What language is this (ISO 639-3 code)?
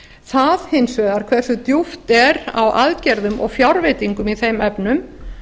isl